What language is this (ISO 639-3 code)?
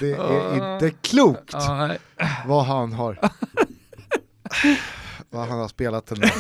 swe